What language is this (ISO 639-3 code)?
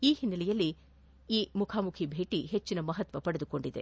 kan